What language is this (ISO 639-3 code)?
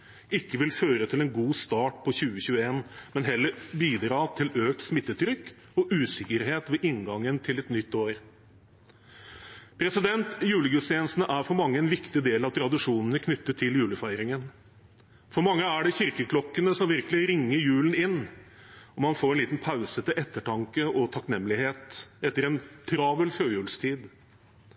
nob